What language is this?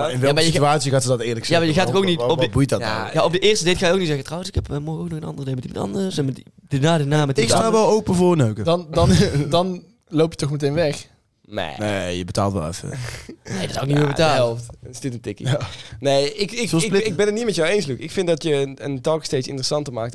Dutch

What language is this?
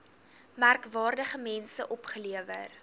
Afrikaans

